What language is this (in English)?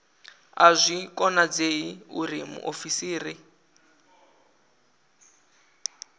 Venda